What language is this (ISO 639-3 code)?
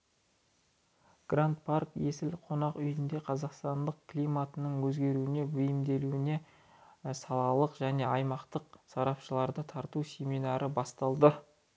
kaz